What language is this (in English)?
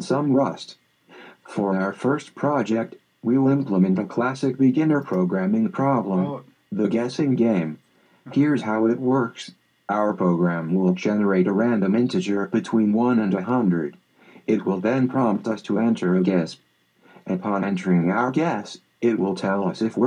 Korean